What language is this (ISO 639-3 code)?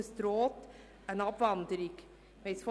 gsw